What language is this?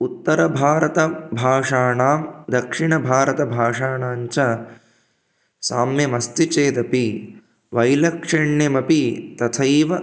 Sanskrit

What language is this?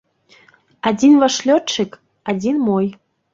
Belarusian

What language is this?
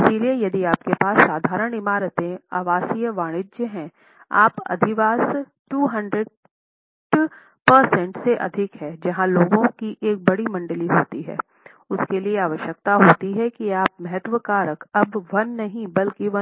Hindi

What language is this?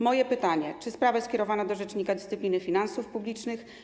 Polish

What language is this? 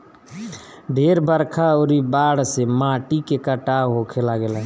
Bhojpuri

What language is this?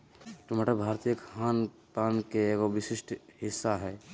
Magahi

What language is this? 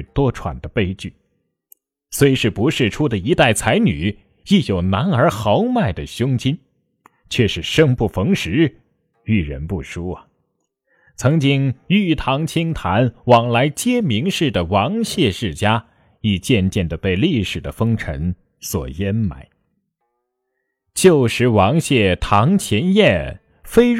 Chinese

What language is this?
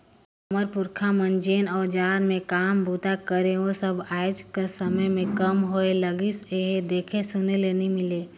Chhattisgarhi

